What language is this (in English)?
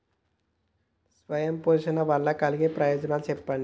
Telugu